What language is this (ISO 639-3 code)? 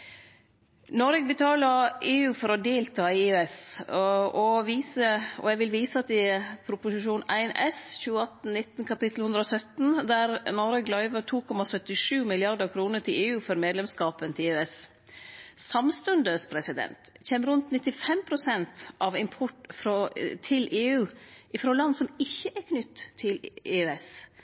nno